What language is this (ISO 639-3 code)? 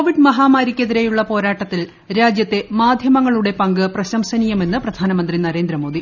mal